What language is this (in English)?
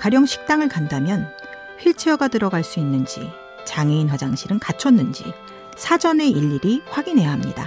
Korean